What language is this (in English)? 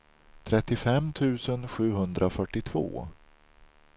Swedish